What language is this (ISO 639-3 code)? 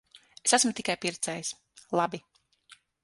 lav